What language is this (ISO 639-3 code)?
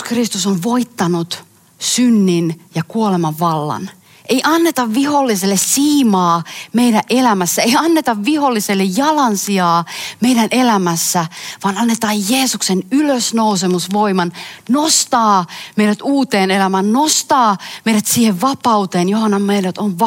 fin